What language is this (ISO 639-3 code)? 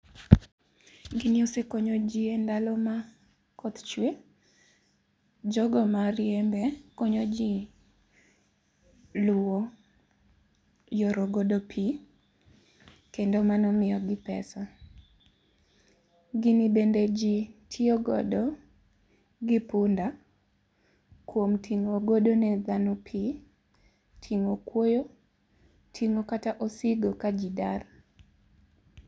luo